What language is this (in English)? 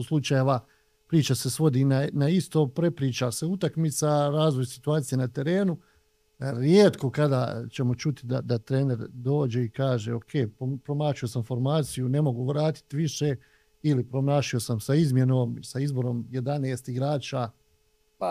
Croatian